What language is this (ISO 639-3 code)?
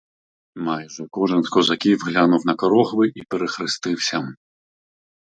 ukr